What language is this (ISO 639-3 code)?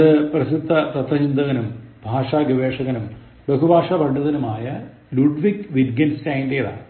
mal